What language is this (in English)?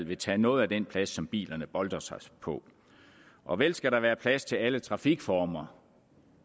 Danish